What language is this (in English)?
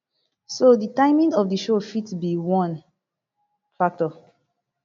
Nigerian Pidgin